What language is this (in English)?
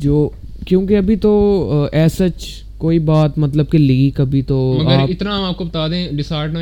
Urdu